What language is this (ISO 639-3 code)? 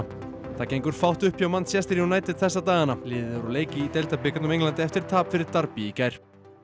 isl